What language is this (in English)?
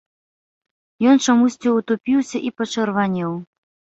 Belarusian